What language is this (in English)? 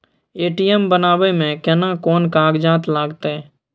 Maithili